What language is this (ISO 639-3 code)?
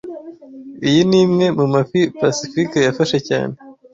kin